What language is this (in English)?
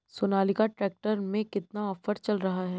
Hindi